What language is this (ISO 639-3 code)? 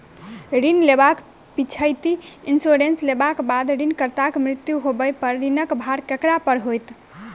mai